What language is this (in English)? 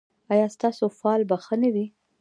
Pashto